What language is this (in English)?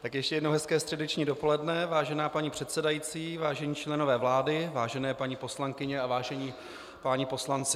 Czech